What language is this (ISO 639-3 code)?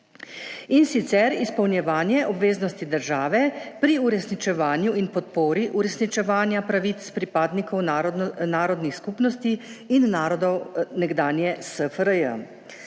slv